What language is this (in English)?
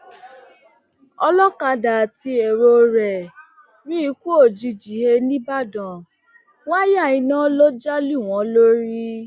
Yoruba